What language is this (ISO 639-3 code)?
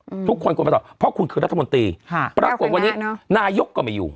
tha